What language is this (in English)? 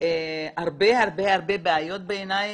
Hebrew